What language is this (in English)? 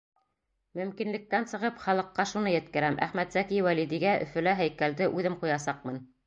Bashkir